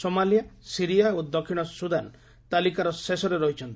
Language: Odia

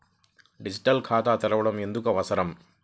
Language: Telugu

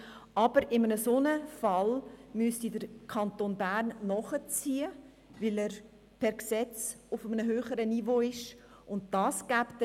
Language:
Swiss German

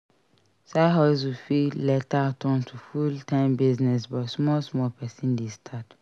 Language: Nigerian Pidgin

